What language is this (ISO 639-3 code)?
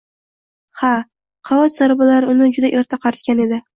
uzb